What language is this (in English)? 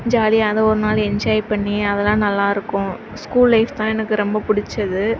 Tamil